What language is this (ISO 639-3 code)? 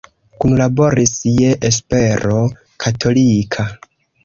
epo